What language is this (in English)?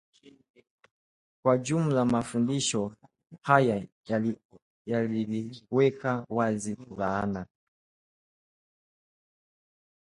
Swahili